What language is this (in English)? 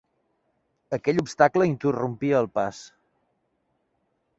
Catalan